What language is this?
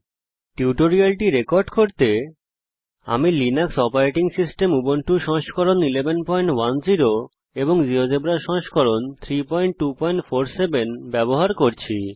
Bangla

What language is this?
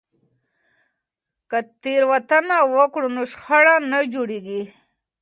Pashto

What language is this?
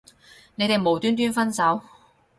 Cantonese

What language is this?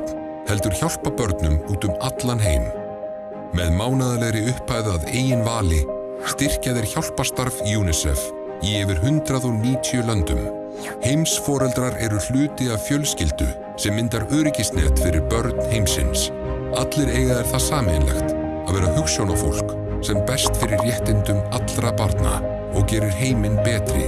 Icelandic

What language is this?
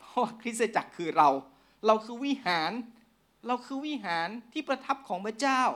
Thai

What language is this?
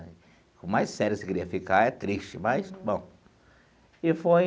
Portuguese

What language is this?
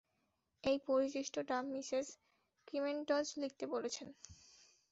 Bangla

